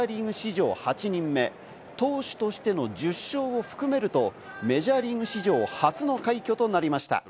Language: Japanese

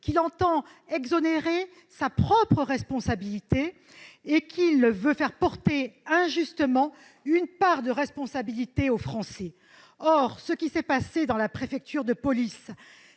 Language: French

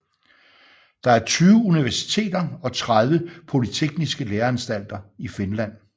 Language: Danish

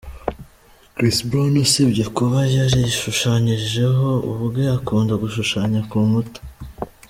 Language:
Kinyarwanda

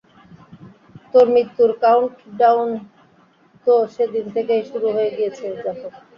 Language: Bangla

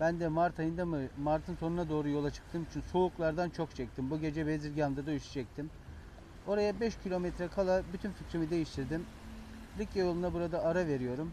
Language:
Turkish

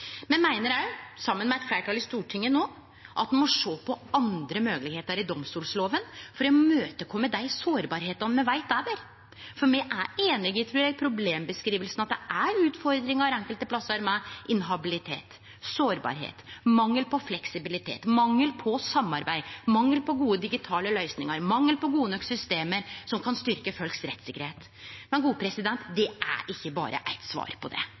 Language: Norwegian Nynorsk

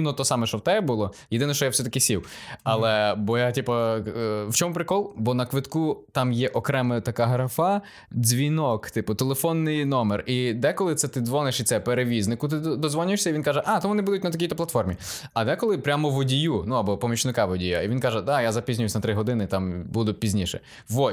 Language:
Ukrainian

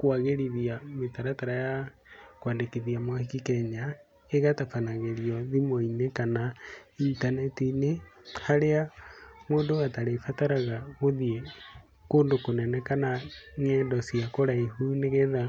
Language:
Kikuyu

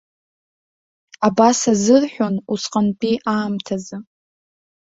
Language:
Abkhazian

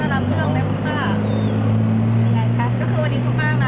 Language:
Thai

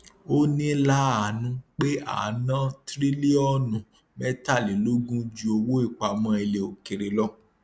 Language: Yoruba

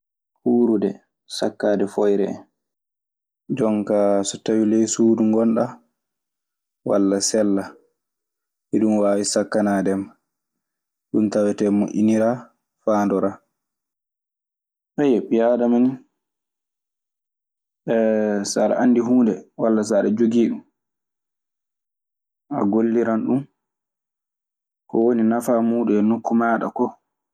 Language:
Maasina Fulfulde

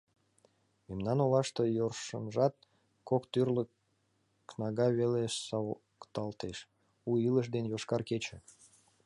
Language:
Mari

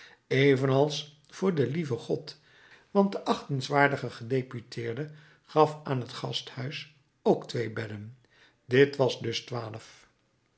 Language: Dutch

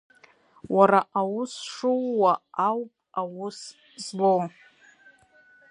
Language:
Abkhazian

